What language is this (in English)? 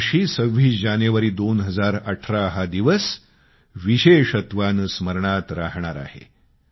Marathi